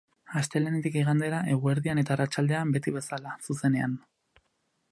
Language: Basque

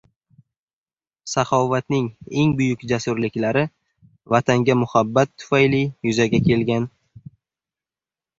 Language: Uzbek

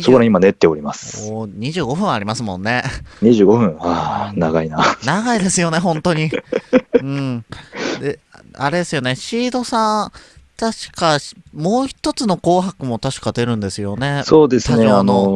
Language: Japanese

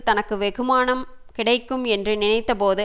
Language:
Tamil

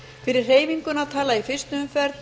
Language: Icelandic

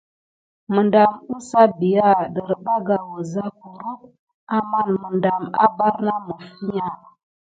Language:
Gidar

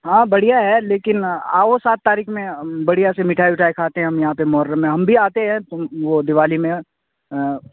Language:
Urdu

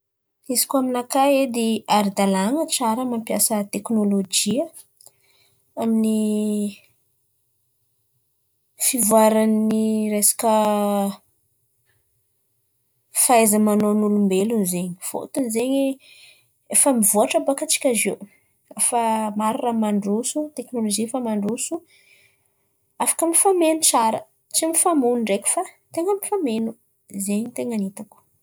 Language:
Antankarana Malagasy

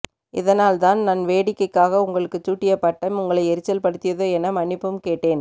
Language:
Tamil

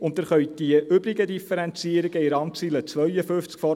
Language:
Swiss German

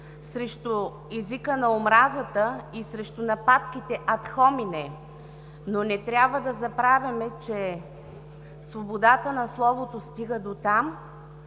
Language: Bulgarian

